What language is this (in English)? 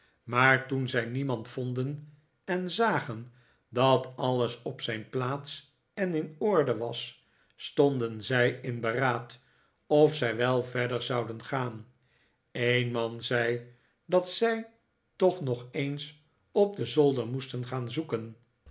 Dutch